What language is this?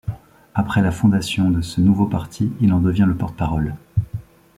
French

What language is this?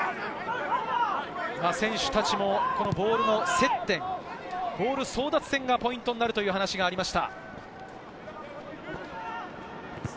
Japanese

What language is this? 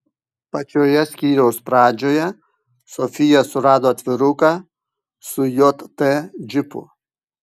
Lithuanian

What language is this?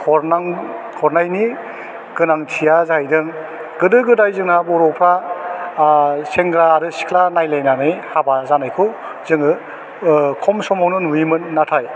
Bodo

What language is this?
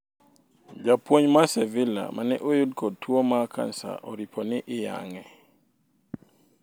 Luo (Kenya and Tanzania)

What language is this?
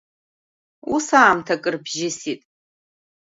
Abkhazian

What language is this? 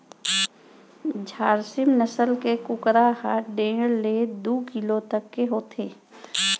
Chhattisgarhi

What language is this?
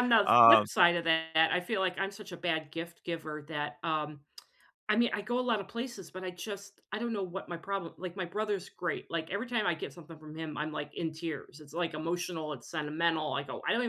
English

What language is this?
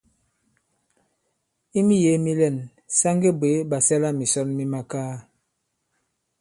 Bankon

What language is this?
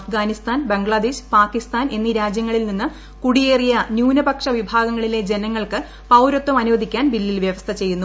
Malayalam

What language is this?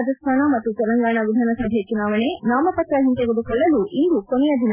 Kannada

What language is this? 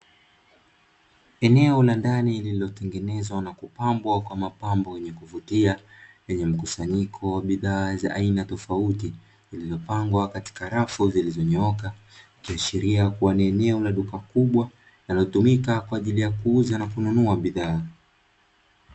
Swahili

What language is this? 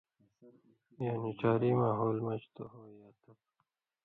Indus Kohistani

